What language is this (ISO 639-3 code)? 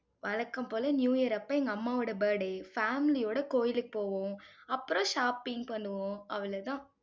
tam